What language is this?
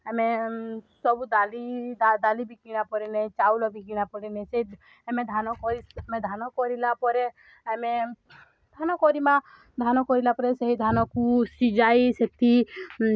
Odia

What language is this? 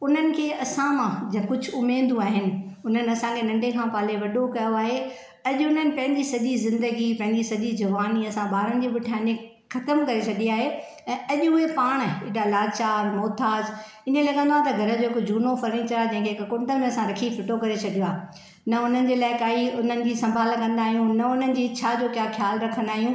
Sindhi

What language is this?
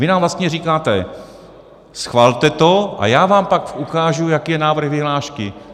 Czech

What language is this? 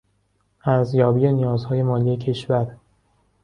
Persian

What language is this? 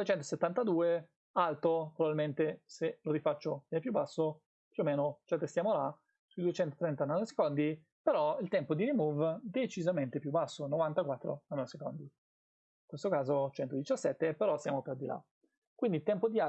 Italian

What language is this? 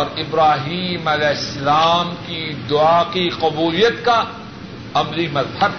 Urdu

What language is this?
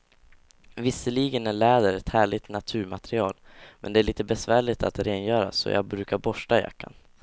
Swedish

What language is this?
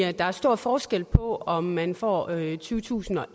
Danish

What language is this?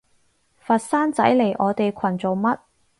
Cantonese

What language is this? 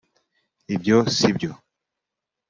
Kinyarwanda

